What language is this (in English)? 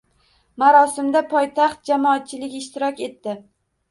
Uzbek